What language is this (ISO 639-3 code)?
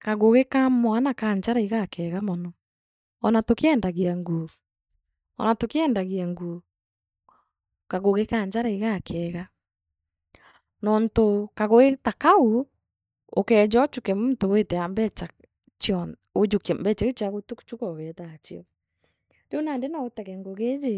mer